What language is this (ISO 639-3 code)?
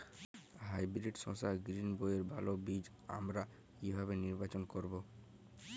ben